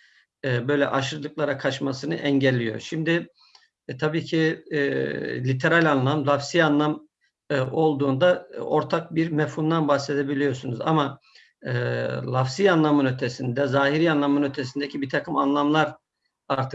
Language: Turkish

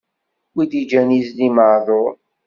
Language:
Kabyle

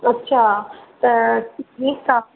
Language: Sindhi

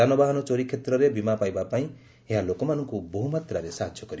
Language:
Odia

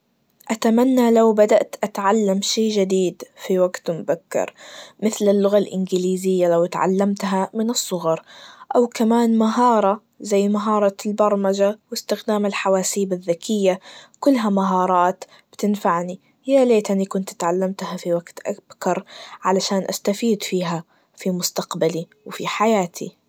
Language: Najdi Arabic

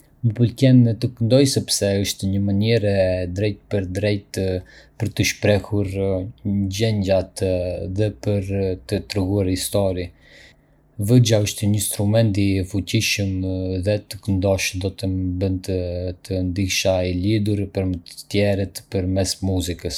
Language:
Arbëreshë Albanian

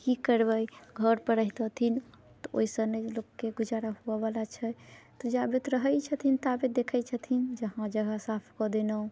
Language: Maithili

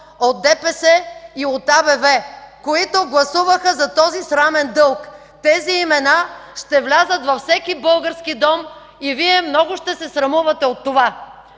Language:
Bulgarian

